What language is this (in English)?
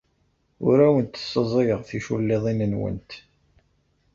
Kabyle